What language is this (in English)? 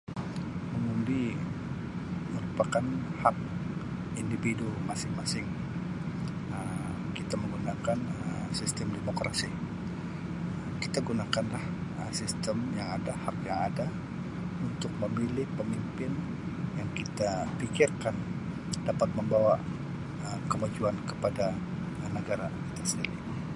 Sabah Malay